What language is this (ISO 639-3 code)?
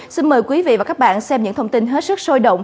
vie